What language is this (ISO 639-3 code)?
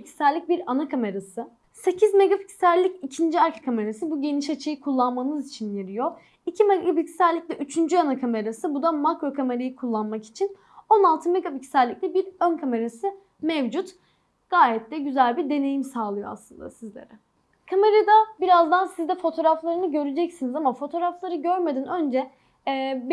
tur